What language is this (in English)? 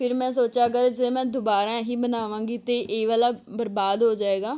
Punjabi